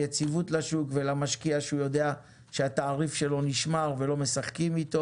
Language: Hebrew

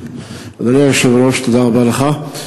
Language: Hebrew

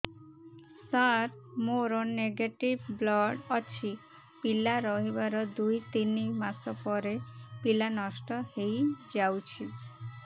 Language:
Odia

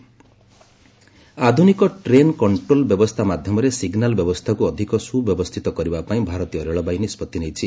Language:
Odia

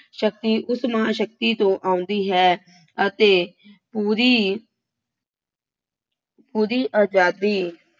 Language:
Punjabi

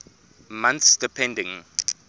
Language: English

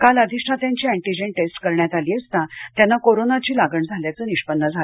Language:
Marathi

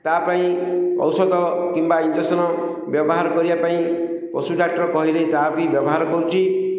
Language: Odia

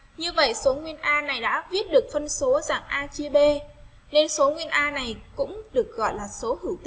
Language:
Vietnamese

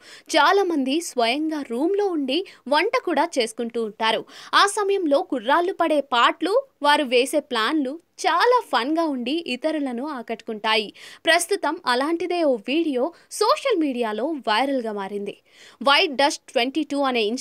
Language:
Telugu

